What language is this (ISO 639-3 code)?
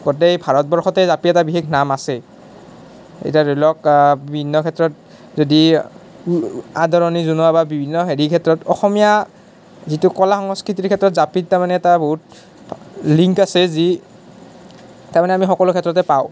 asm